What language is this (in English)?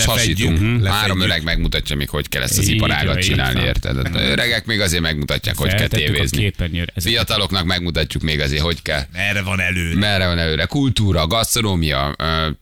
Hungarian